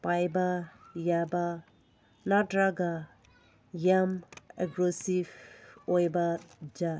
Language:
Manipuri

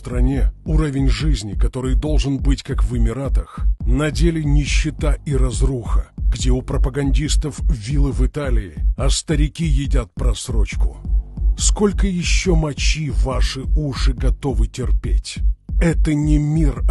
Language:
Russian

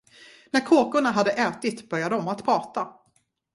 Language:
Swedish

